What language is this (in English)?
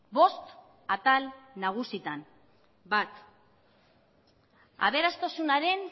Basque